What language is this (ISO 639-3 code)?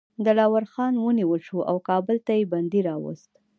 pus